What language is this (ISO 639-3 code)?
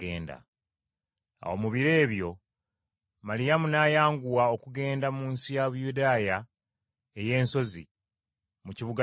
lug